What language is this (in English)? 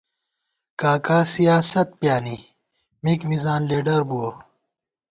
Gawar-Bati